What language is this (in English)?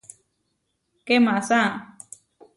Huarijio